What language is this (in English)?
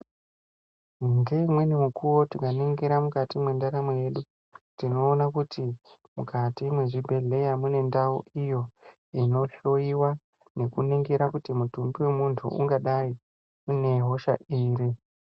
Ndau